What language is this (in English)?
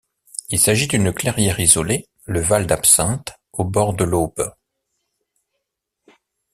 French